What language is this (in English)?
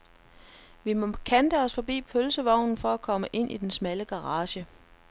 Danish